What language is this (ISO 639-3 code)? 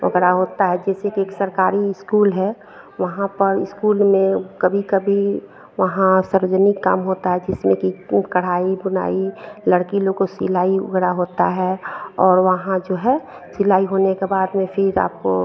hin